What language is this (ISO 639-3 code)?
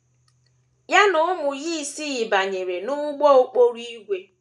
ibo